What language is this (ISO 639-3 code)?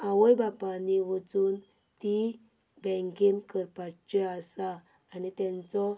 kok